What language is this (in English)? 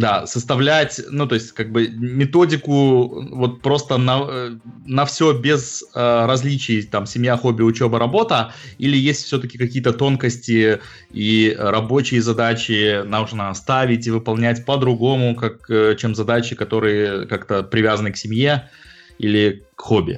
Russian